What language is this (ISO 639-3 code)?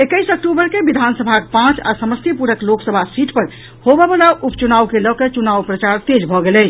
mai